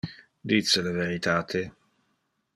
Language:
Interlingua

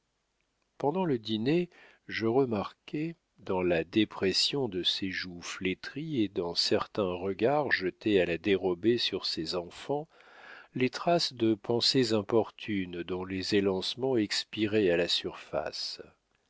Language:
French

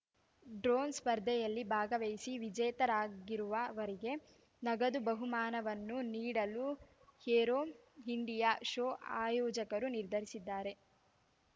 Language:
Kannada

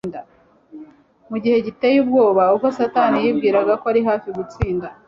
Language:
Kinyarwanda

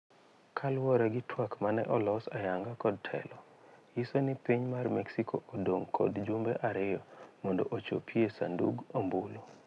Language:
Luo (Kenya and Tanzania)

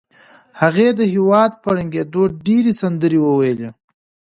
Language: Pashto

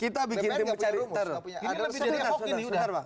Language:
Indonesian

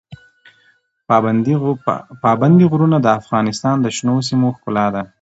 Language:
Pashto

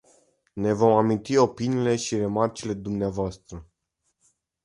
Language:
Romanian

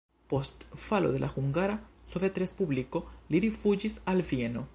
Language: Esperanto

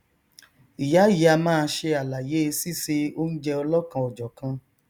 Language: Yoruba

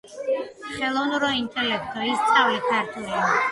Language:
Georgian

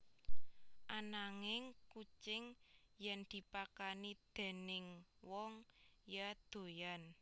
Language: Javanese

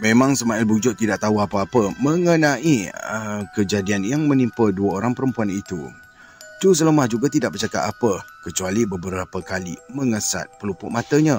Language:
Malay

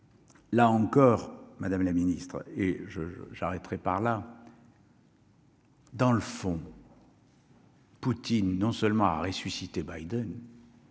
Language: French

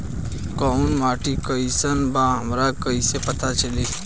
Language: Bhojpuri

